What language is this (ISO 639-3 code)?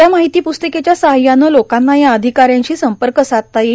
mar